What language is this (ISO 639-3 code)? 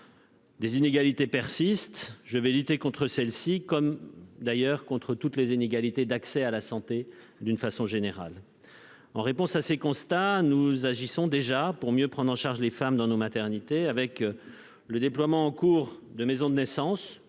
fra